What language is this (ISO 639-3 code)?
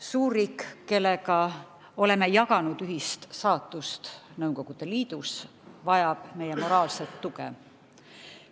est